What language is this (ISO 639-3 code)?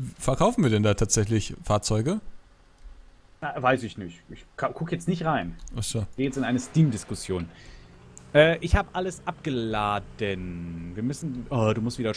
deu